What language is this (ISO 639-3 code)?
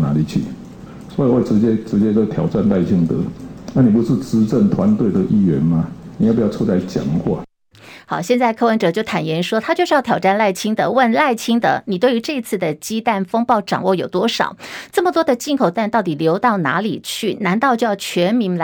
zho